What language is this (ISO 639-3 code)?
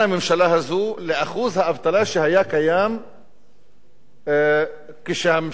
heb